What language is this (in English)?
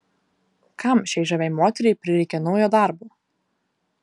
Lithuanian